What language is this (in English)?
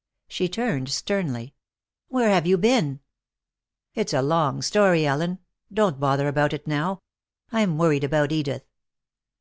English